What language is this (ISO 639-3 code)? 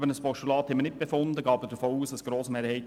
gsw